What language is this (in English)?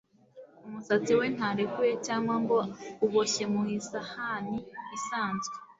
Kinyarwanda